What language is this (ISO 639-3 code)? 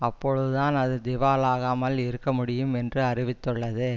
tam